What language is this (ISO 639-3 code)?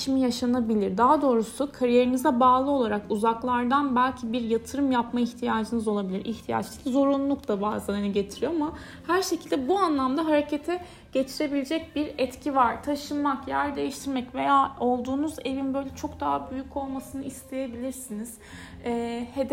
tur